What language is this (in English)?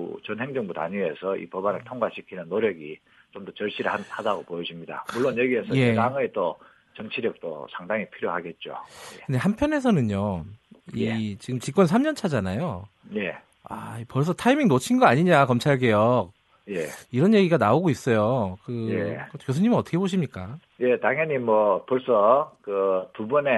Korean